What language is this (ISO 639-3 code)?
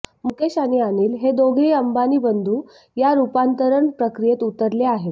mar